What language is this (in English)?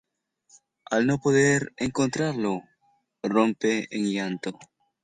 Spanish